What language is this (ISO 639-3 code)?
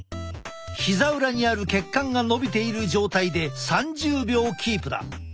jpn